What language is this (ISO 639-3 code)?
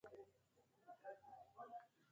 swa